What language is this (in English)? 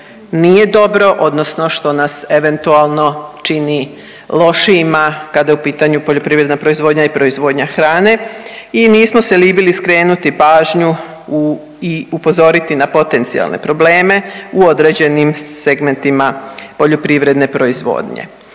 Croatian